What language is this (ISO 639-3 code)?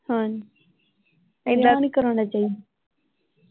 pan